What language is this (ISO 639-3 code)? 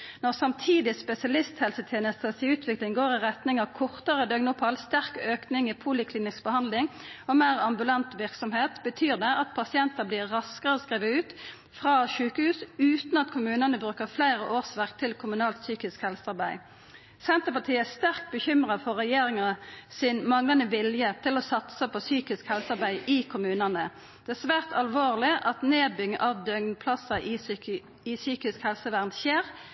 nno